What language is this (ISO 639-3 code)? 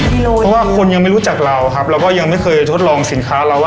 tha